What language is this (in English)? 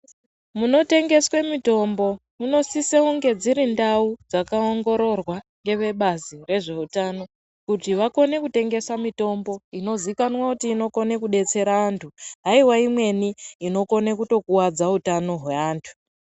Ndau